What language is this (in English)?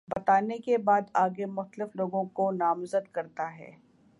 Urdu